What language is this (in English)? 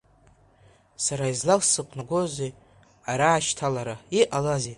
Abkhazian